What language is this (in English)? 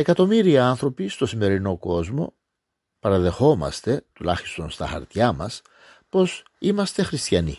Greek